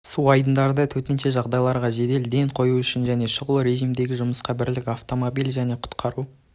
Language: Kazakh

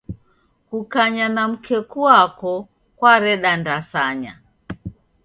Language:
Taita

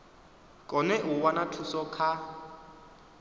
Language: Venda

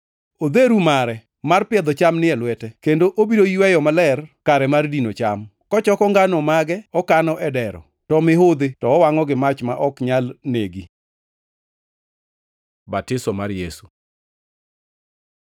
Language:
Luo (Kenya and Tanzania)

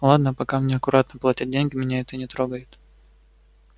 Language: Russian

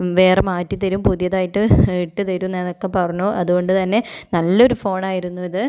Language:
Malayalam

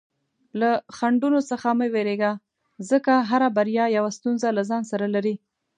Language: Pashto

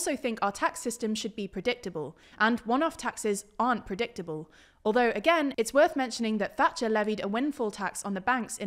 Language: English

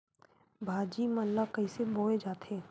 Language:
Chhattisgarhi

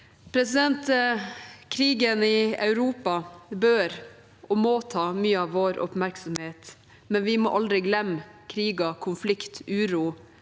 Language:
Norwegian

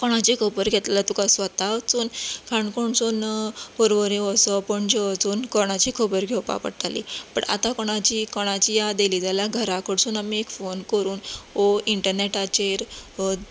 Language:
Konkani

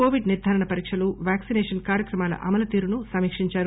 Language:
Telugu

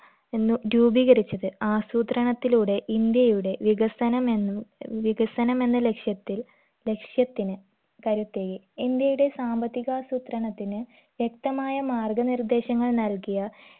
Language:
Malayalam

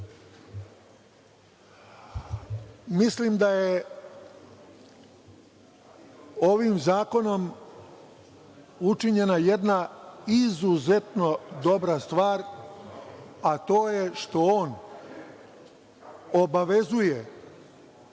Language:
Serbian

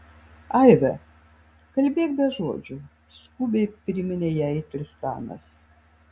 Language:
Lithuanian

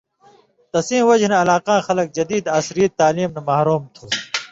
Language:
Indus Kohistani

